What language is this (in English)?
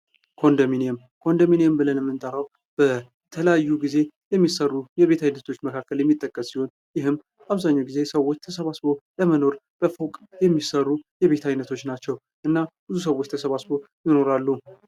Amharic